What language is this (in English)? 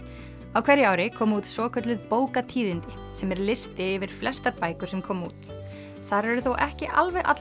Icelandic